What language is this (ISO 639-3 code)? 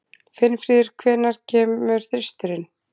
isl